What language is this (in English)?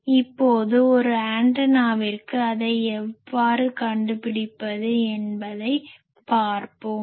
Tamil